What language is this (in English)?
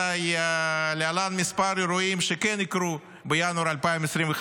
Hebrew